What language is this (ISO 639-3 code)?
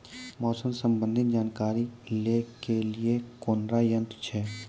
mai